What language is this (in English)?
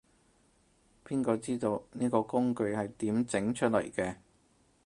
Cantonese